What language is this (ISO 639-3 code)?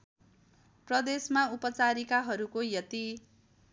nep